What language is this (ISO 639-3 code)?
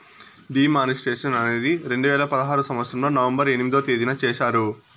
tel